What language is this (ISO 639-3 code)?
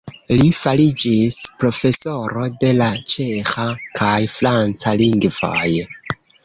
epo